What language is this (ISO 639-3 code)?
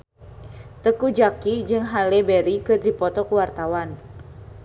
sun